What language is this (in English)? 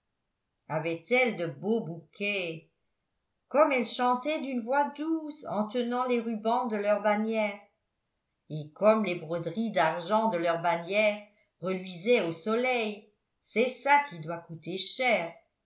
French